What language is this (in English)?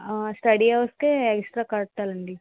Telugu